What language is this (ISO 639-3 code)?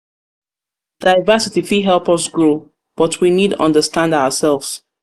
pcm